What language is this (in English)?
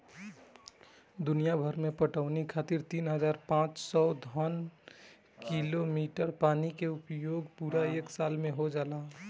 Bhojpuri